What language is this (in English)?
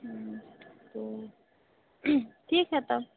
Hindi